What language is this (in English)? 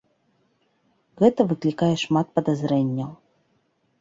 Belarusian